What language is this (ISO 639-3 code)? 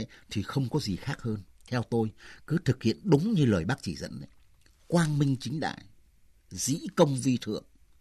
vie